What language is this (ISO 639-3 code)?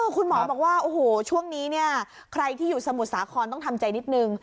tha